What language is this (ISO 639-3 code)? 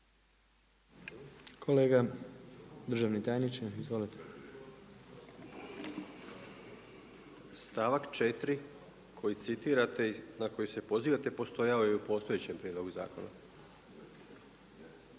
hrv